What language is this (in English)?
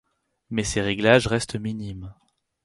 French